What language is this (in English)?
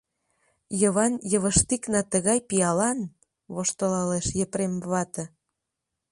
Mari